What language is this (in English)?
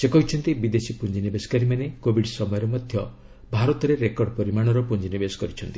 Odia